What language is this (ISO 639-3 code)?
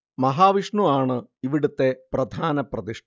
mal